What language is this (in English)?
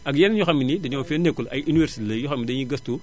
Wolof